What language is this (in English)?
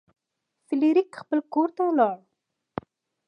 Pashto